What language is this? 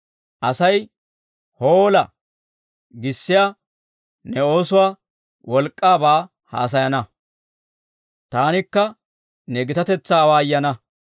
Dawro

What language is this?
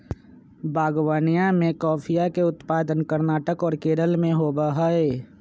Magahi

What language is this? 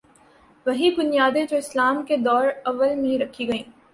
Urdu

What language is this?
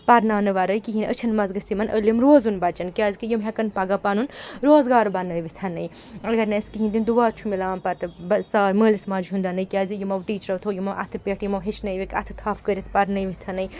Kashmiri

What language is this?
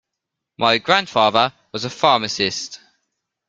English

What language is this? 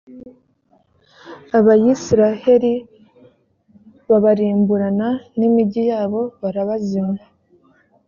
Kinyarwanda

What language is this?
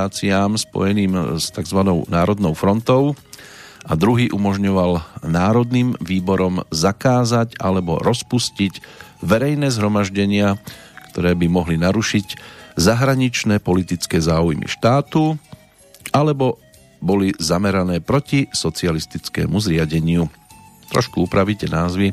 Slovak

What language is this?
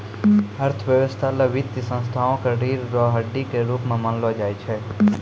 Maithili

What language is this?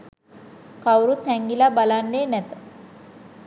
Sinhala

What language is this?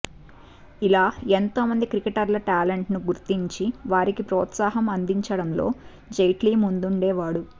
Telugu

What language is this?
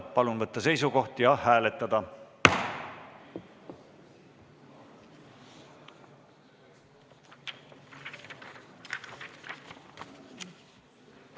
Estonian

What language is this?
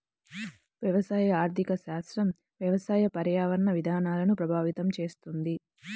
Telugu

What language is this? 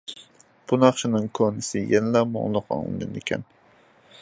Uyghur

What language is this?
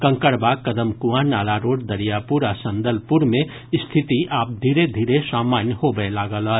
Maithili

